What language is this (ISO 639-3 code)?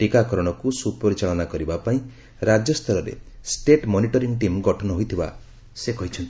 ori